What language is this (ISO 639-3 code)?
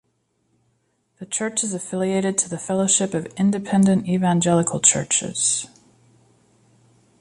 eng